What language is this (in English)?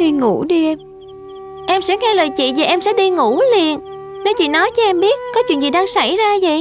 Vietnamese